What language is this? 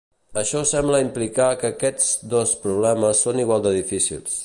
Catalan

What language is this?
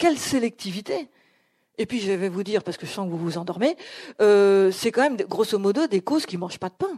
French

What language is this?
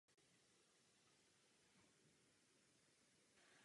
Czech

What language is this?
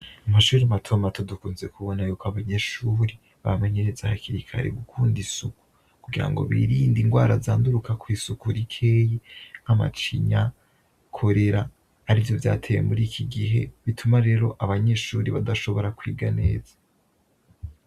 Rundi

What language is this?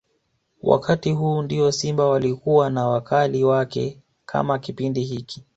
Swahili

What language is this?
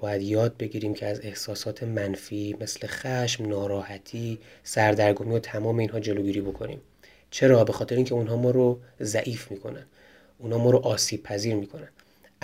Persian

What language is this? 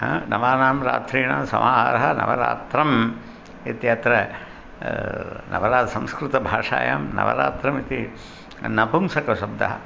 Sanskrit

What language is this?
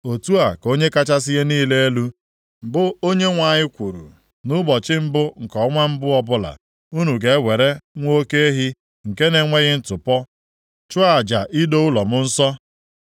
Igbo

